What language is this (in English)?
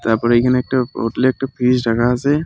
Bangla